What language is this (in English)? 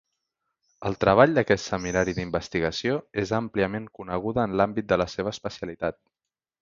Catalan